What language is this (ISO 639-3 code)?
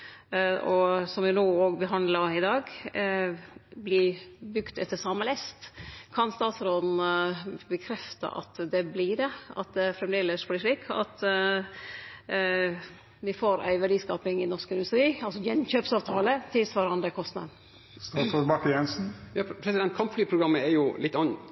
nor